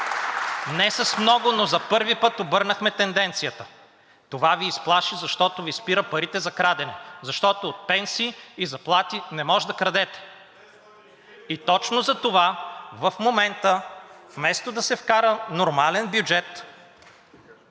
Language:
Bulgarian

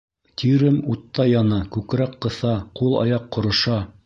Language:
Bashkir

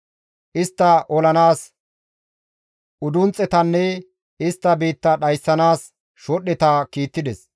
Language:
Gamo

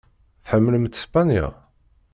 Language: Kabyle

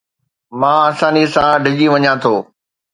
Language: Sindhi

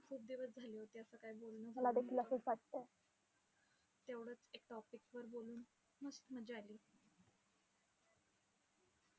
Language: Marathi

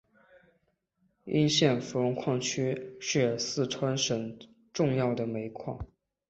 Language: Chinese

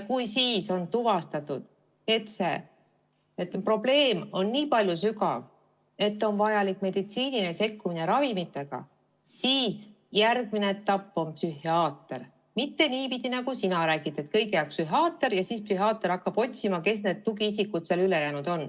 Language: Estonian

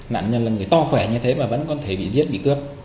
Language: Vietnamese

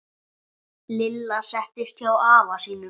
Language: Icelandic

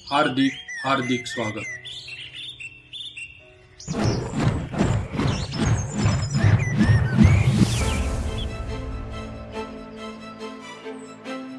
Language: Marathi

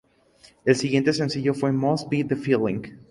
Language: Spanish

